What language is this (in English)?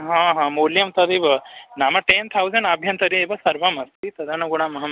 Sanskrit